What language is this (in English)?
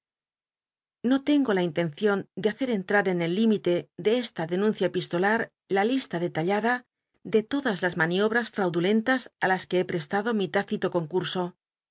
Spanish